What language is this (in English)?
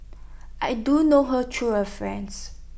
English